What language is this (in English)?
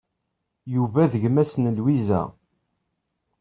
Kabyle